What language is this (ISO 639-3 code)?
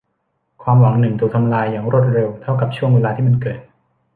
tha